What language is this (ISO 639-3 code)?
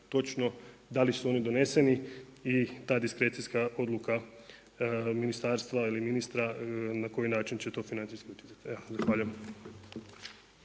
hrv